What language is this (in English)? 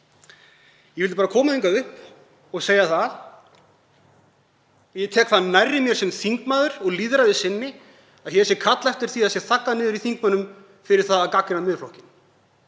Icelandic